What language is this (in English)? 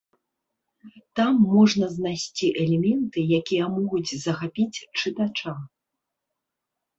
Belarusian